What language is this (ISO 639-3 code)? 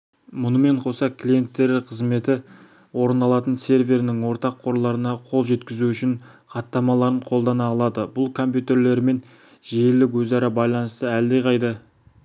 kaz